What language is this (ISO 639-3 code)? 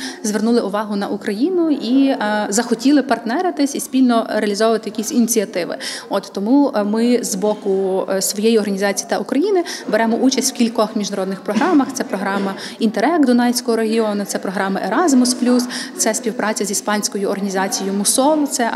ukr